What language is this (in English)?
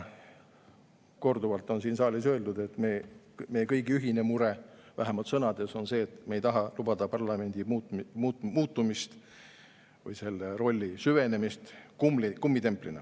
Estonian